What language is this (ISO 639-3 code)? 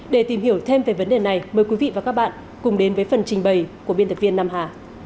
vie